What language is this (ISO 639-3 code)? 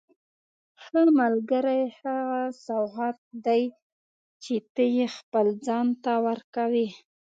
pus